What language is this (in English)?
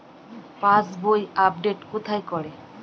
Bangla